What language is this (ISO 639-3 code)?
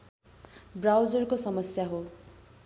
nep